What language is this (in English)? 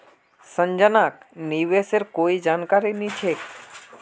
Magahi